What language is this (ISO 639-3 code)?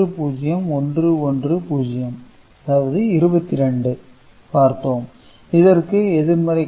tam